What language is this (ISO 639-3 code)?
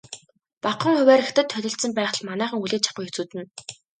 mon